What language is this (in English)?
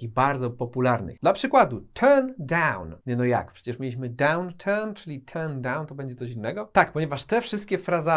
Polish